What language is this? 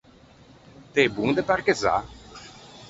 Ligurian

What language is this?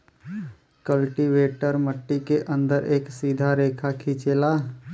Bhojpuri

